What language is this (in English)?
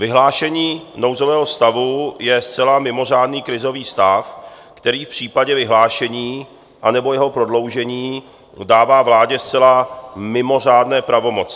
Czech